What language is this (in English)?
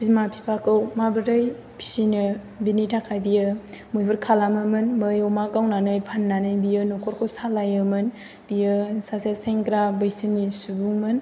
Bodo